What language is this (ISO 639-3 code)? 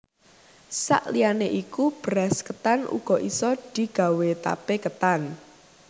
jav